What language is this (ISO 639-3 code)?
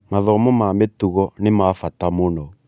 kik